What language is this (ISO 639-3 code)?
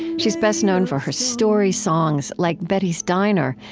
eng